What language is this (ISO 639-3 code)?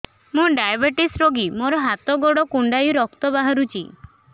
ori